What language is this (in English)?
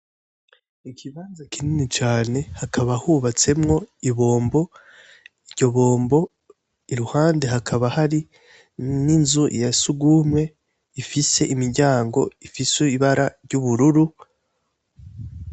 Rundi